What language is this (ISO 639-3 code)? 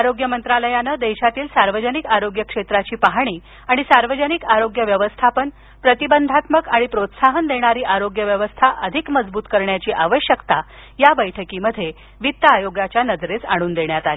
mar